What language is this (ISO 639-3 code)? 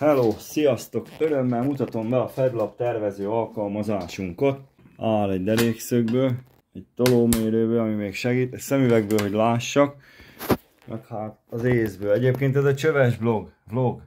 hun